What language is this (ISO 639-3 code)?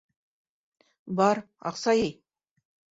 bak